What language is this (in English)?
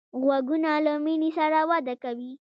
Pashto